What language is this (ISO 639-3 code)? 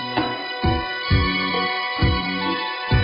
tha